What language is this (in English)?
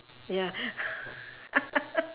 English